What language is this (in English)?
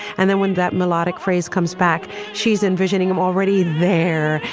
English